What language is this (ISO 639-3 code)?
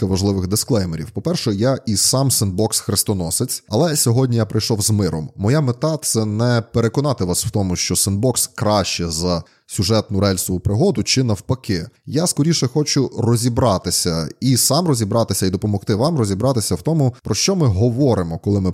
ukr